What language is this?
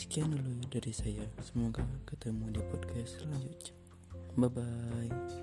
Indonesian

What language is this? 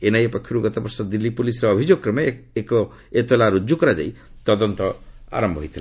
Odia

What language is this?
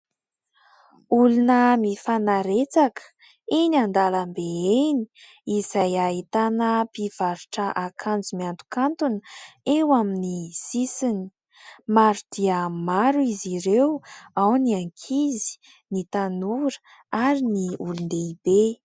Malagasy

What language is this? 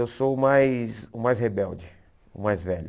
Portuguese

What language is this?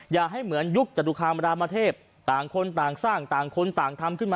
Thai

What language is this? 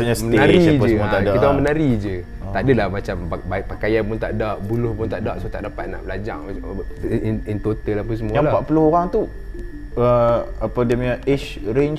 Malay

